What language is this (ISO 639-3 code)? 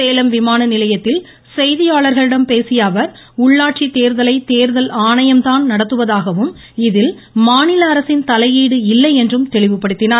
tam